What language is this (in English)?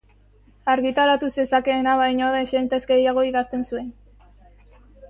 Basque